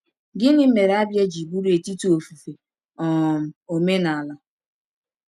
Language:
Igbo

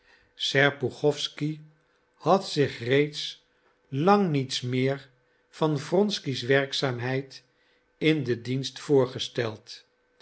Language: Dutch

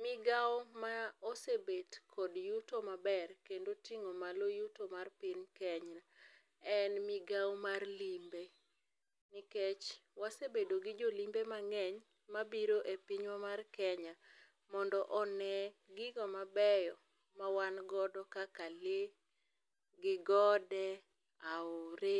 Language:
Luo (Kenya and Tanzania)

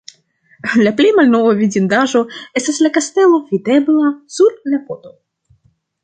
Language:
Esperanto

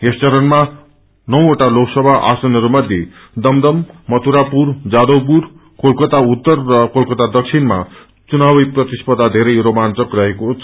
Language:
Nepali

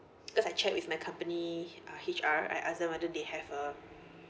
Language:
English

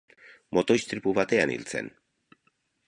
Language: Basque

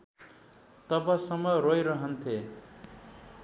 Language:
Nepali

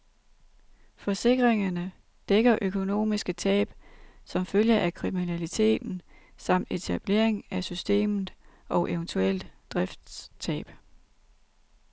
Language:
Danish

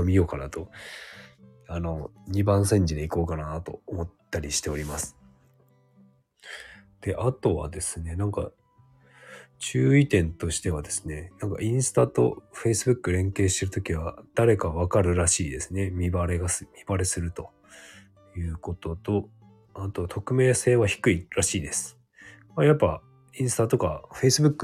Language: Japanese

